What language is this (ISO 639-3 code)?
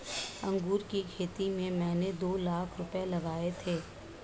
hin